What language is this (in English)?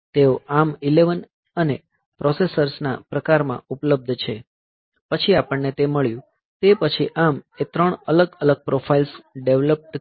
Gujarati